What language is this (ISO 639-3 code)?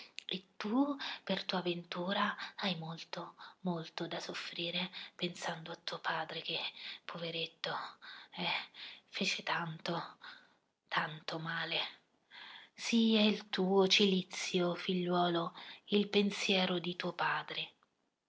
ita